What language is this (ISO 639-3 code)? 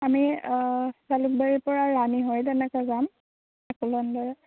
asm